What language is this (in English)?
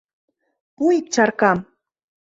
Mari